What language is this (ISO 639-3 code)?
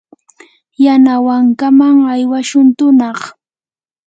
qur